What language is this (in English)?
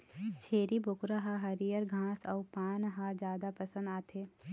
Chhattisgarhi